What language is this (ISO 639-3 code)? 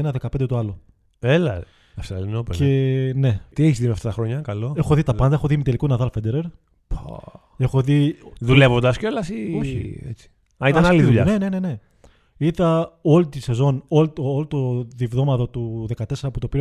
ell